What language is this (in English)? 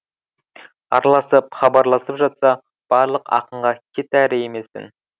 Kazakh